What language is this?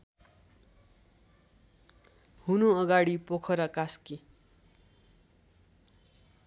Nepali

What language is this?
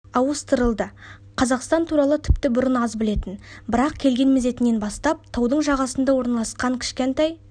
Kazakh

